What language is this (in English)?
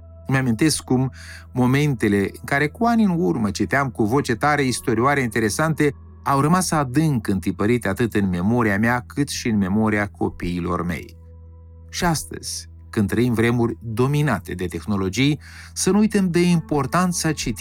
Romanian